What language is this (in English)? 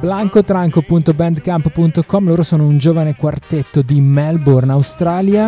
Italian